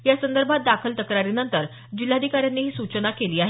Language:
Marathi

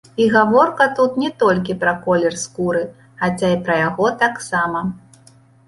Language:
Belarusian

